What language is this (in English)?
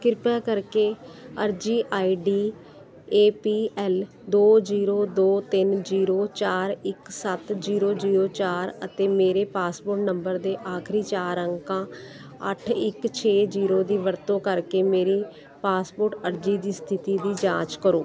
Punjabi